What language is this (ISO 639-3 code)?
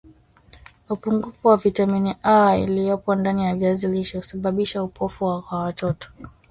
swa